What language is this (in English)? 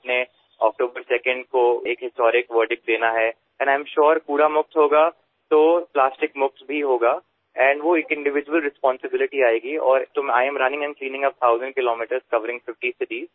Assamese